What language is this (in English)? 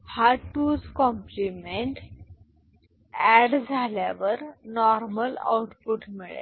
Marathi